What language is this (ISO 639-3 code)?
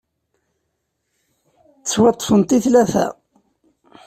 kab